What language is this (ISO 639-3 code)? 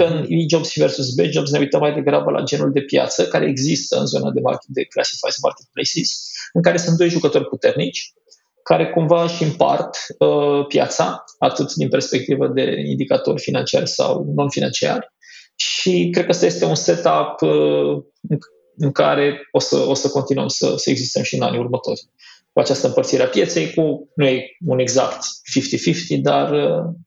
ron